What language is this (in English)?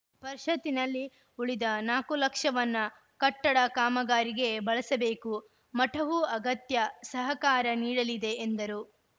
Kannada